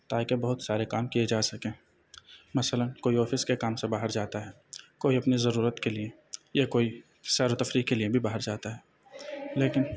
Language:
Urdu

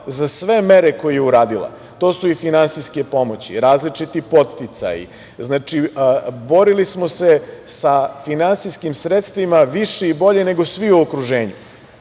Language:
Serbian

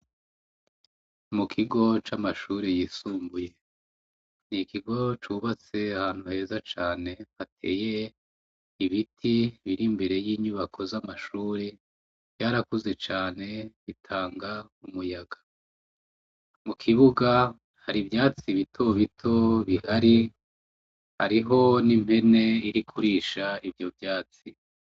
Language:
Rundi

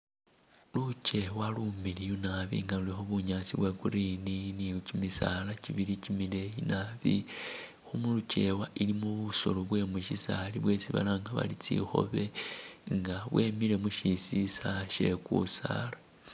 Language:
Masaaba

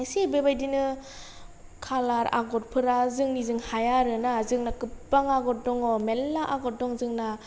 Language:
Bodo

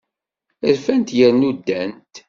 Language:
Kabyle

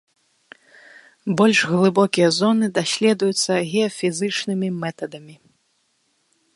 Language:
Belarusian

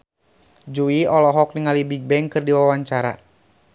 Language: Sundanese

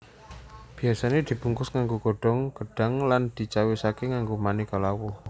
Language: Javanese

